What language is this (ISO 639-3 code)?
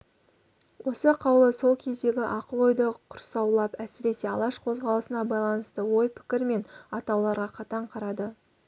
kaz